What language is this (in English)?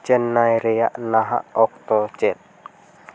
Santali